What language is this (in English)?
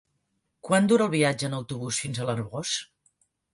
Catalan